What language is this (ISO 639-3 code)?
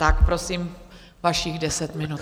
ces